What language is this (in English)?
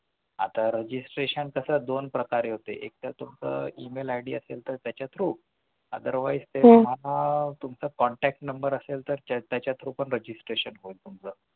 Marathi